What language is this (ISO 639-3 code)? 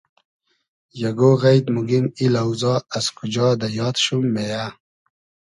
haz